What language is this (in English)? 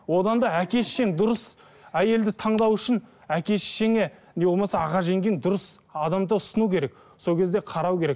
Kazakh